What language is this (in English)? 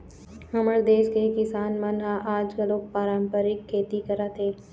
Chhattisgarhi